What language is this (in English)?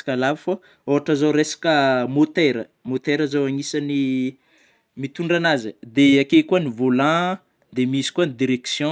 Northern Betsimisaraka Malagasy